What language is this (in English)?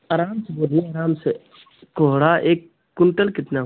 Hindi